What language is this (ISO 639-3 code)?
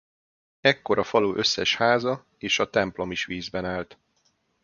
hun